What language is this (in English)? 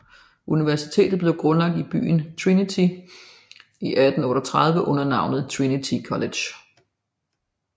Danish